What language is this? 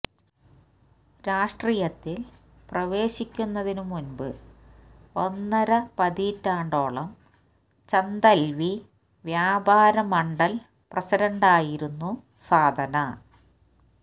Malayalam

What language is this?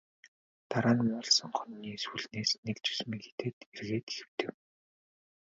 Mongolian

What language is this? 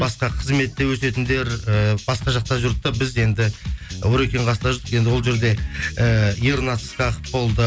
Kazakh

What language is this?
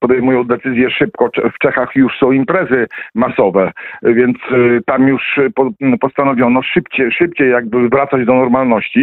Polish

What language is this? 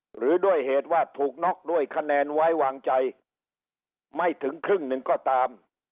Thai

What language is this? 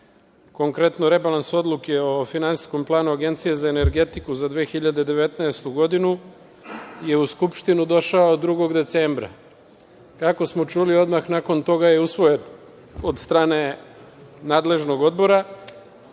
Serbian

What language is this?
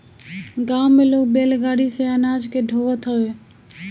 Bhojpuri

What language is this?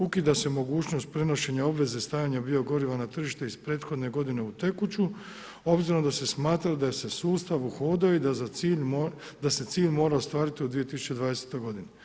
Croatian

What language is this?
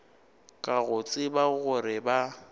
Northern Sotho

